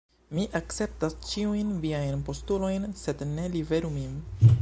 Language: Esperanto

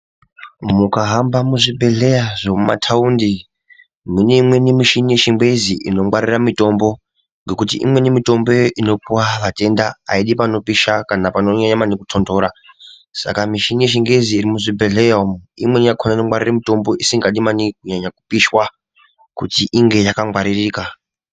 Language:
Ndau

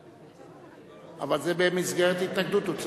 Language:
Hebrew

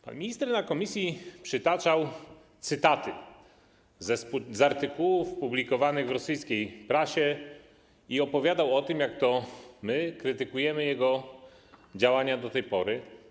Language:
Polish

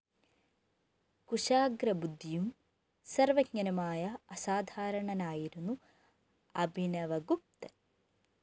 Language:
Malayalam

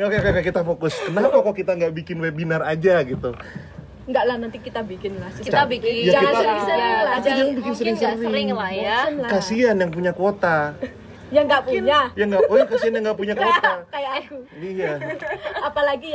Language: Indonesian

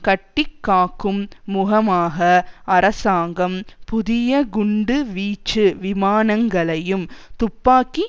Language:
Tamil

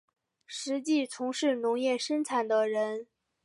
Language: Chinese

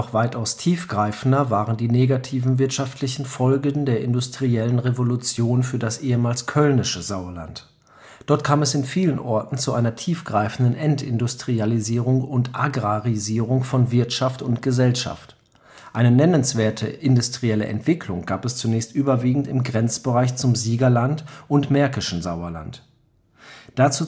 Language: German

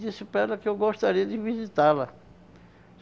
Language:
Portuguese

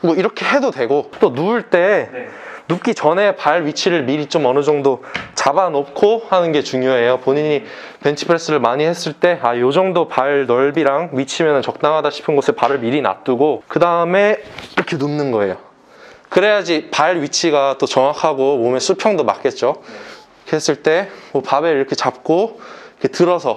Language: Korean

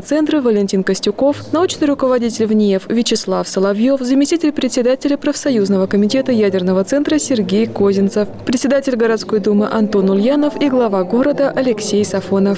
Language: Russian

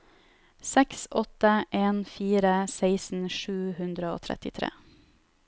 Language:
Norwegian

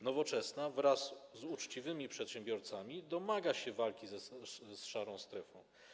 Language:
Polish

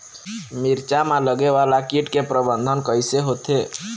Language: Chhattisgarhi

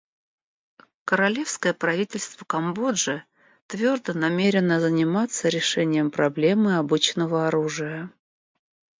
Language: Russian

